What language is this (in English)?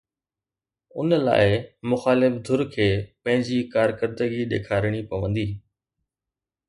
Sindhi